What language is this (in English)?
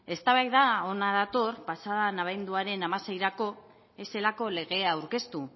Basque